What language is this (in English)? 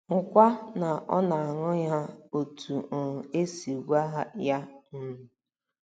Igbo